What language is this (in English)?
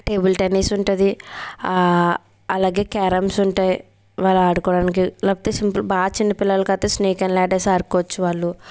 Telugu